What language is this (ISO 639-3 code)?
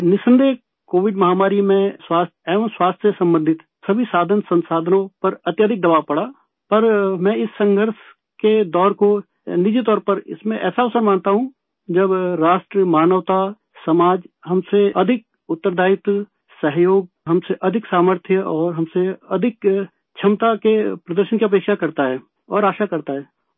urd